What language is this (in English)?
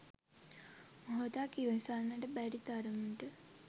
Sinhala